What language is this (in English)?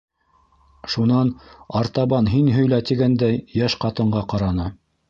Bashkir